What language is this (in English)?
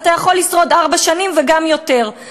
Hebrew